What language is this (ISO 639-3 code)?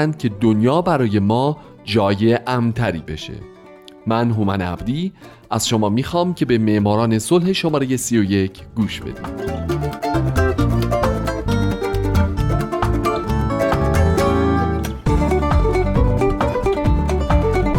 fas